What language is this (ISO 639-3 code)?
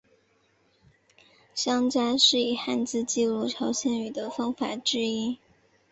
zho